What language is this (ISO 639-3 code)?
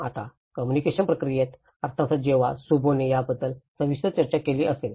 mar